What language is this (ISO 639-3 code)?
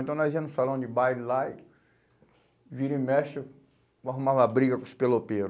por